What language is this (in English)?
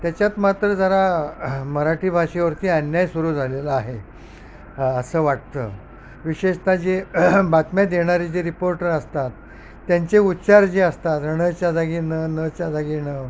Marathi